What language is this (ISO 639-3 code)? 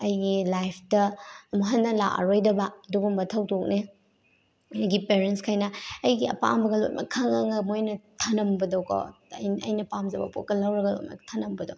mni